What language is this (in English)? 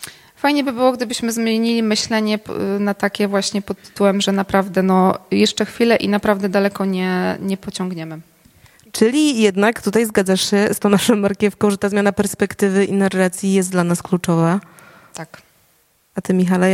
Polish